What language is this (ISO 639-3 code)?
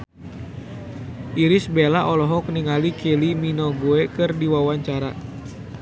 sun